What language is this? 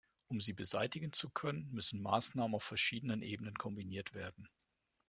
German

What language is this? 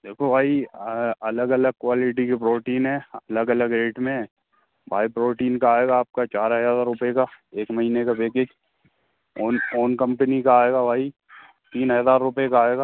Hindi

